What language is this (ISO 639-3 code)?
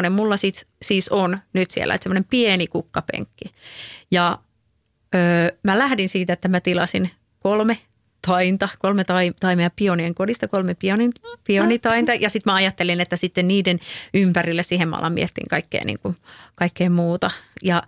fin